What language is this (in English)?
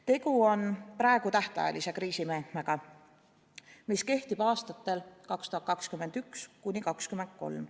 Estonian